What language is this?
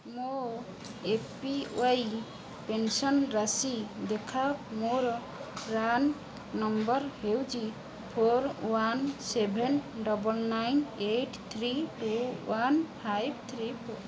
Odia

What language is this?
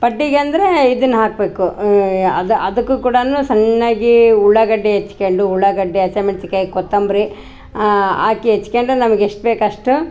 Kannada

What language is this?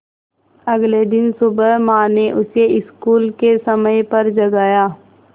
Hindi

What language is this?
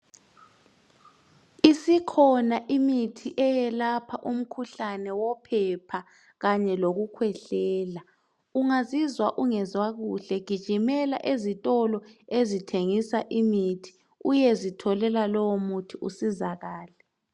North Ndebele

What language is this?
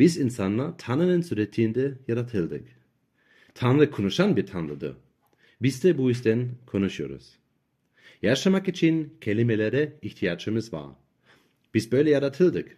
Turkish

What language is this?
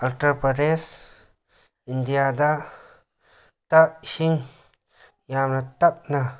Manipuri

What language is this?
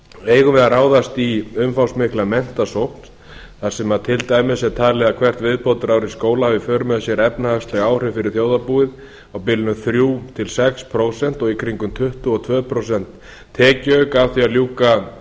Icelandic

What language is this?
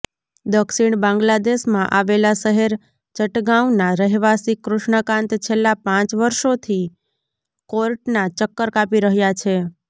Gujarati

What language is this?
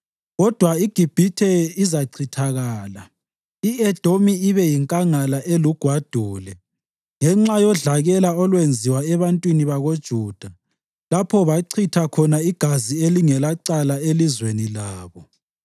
North Ndebele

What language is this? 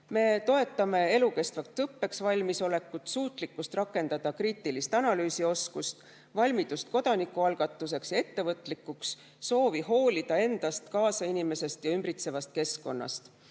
Estonian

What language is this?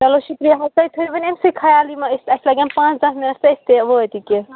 Kashmiri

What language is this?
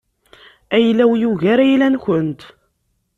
Kabyle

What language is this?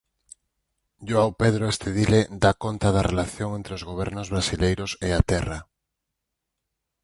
Galician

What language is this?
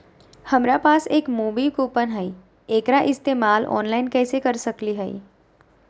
Magahi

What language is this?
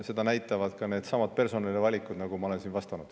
Estonian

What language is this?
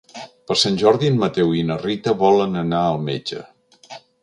Catalan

